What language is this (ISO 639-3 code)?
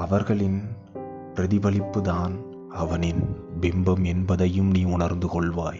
tam